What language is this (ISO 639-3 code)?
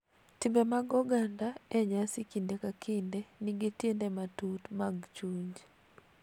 luo